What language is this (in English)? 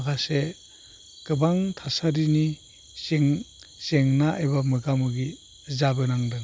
Bodo